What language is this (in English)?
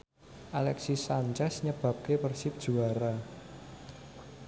Javanese